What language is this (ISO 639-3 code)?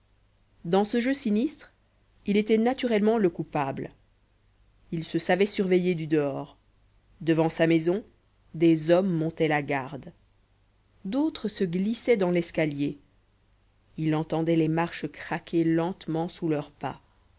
fra